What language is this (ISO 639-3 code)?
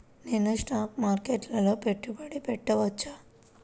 tel